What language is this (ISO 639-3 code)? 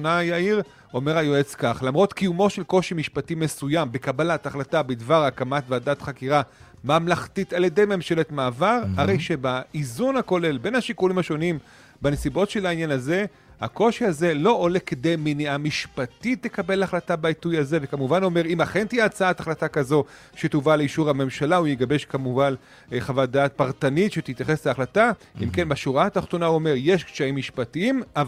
heb